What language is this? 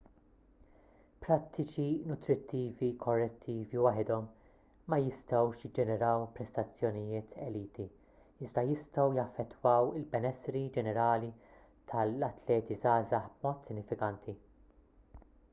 Maltese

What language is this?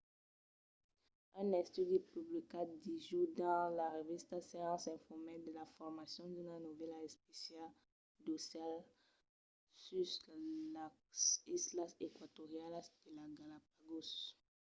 Occitan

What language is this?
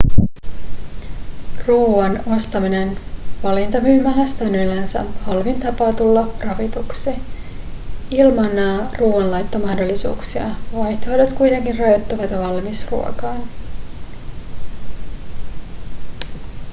Finnish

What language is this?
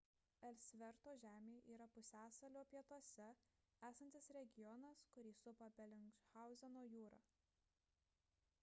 Lithuanian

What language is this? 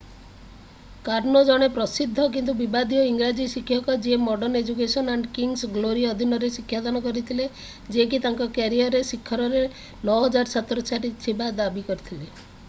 Odia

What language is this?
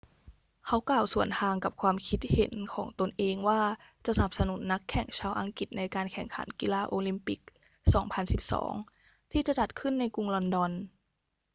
Thai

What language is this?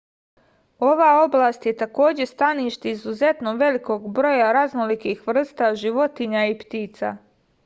Serbian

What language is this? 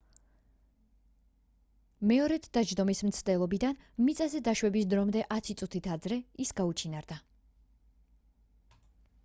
Georgian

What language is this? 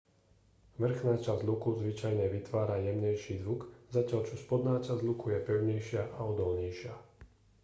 Slovak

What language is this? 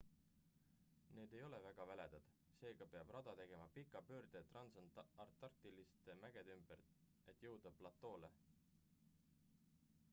Estonian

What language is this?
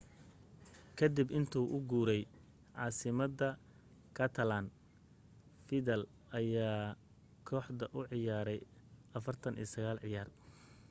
Somali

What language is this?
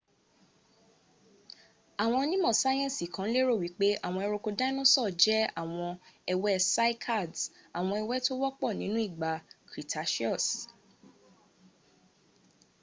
Yoruba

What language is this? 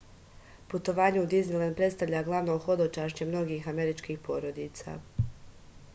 Serbian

